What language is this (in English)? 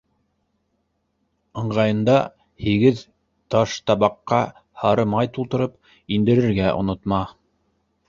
Bashkir